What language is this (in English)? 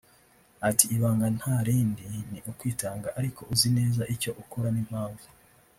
Kinyarwanda